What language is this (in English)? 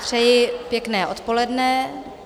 Czech